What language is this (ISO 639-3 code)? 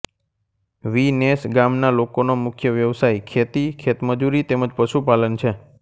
guj